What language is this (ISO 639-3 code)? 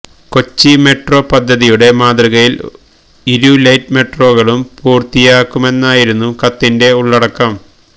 mal